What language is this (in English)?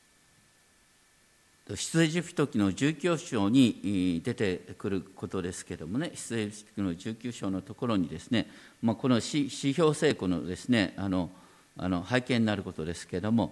Japanese